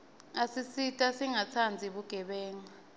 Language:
Swati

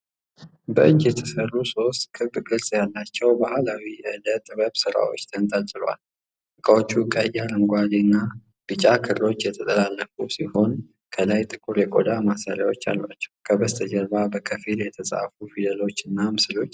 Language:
Amharic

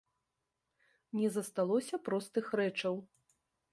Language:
Belarusian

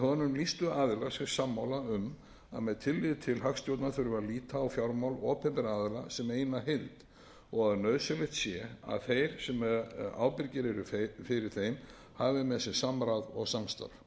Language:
Icelandic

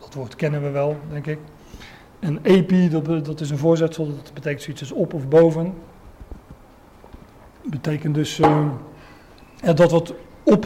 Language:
Dutch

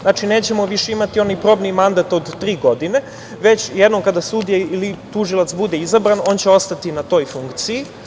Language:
Serbian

